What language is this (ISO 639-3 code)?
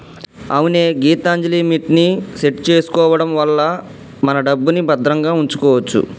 tel